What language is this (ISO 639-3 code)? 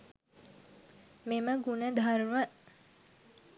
sin